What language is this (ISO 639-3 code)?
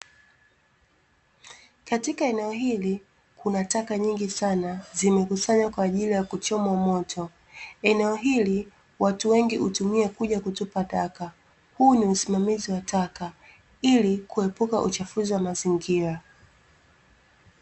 swa